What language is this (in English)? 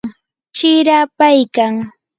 Yanahuanca Pasco Quechua